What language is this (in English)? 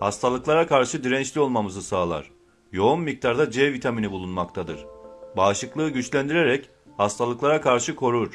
Turkish